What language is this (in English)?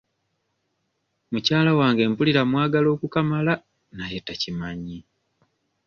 Ganda